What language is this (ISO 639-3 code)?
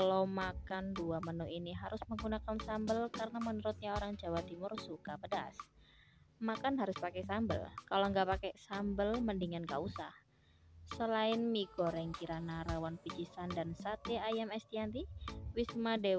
ind